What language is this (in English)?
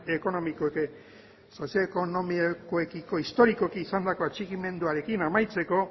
Basque